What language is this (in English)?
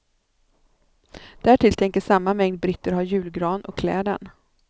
Swedish